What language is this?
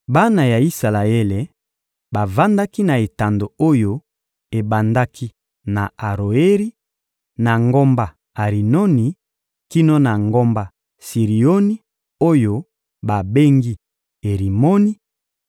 Lingala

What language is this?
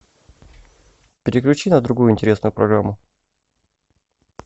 Russian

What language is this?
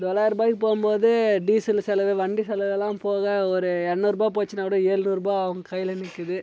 Tamil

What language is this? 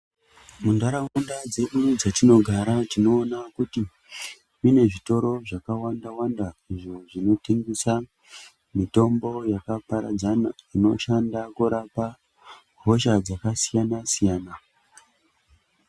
Ndau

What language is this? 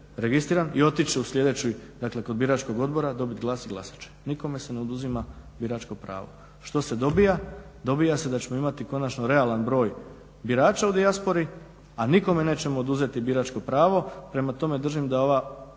Croatian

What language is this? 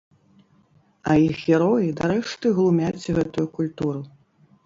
Belarusian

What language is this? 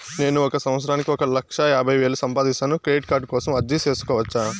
Telugu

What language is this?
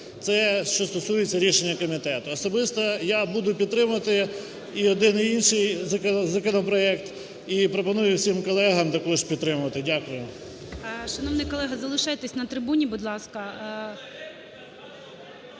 Ukrainian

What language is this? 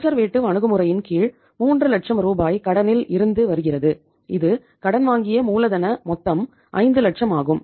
Tamil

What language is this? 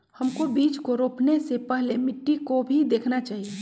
Magahi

